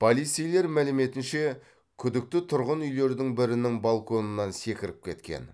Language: Kazakh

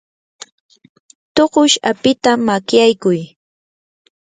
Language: Yanahuanca Pasco Quechua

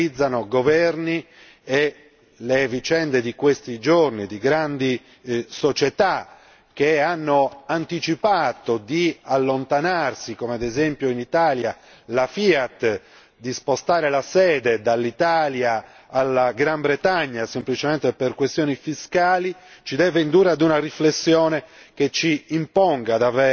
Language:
Italian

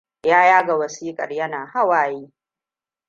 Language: Hausa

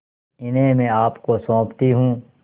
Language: Hindi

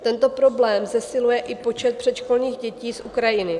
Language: Czech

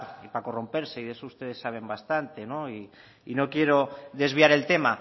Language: Spanish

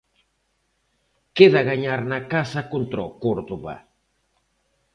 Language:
Galician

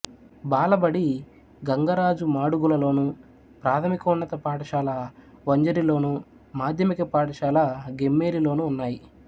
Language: Telugu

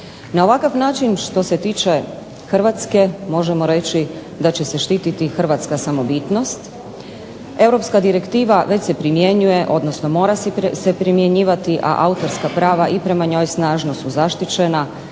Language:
Croatian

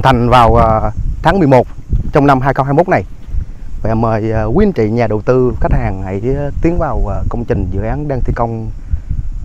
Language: Vietnamese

